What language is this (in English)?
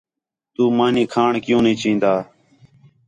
Khetrani